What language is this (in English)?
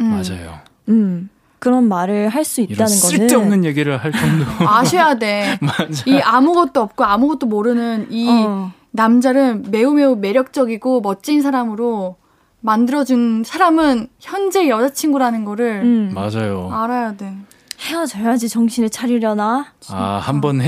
Korean